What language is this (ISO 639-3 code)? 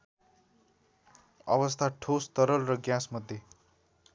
nep